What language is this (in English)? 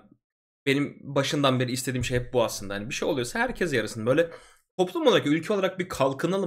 Turkish